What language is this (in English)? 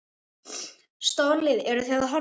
Icelandic